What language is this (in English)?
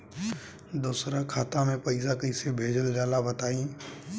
Bhojpuri